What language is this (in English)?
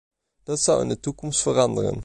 Dutch